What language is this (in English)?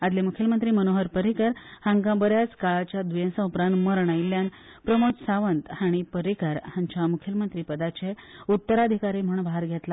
Konkani